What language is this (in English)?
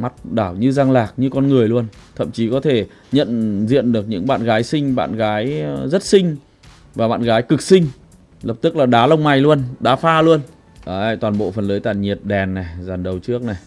Vietnamese